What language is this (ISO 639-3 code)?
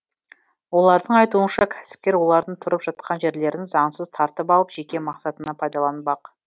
kaz